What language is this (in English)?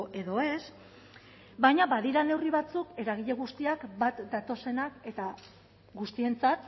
Basque